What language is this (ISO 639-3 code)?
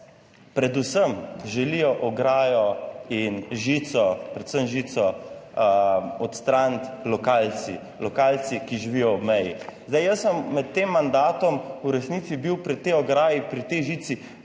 slv